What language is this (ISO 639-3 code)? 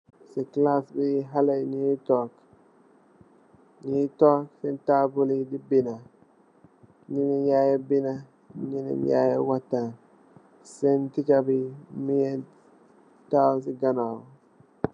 wol